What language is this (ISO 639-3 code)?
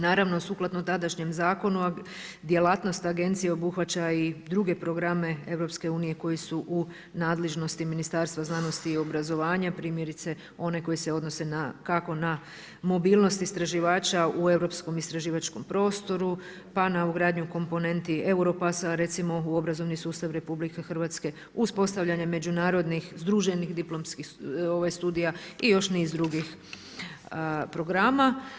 hrv